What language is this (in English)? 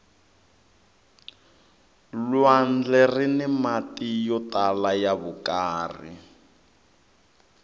Tsonga